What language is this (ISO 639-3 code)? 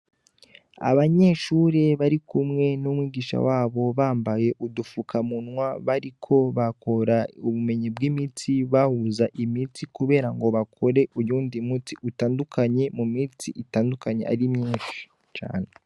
run